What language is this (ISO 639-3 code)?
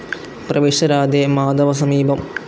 mal